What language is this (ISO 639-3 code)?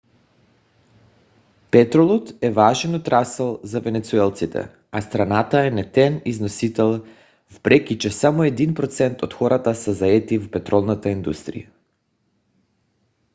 bul